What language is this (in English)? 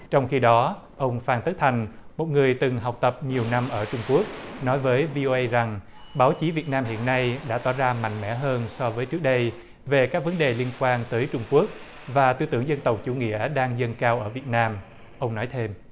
Vietnamese